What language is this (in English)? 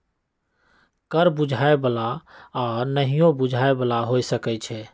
Magahi